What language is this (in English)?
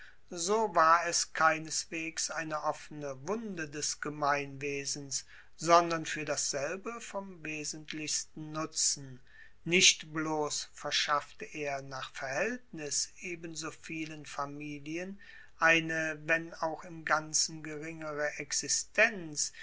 German